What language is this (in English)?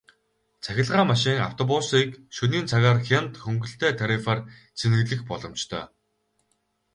Mongolian